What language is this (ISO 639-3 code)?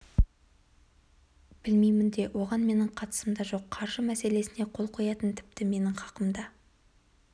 kaz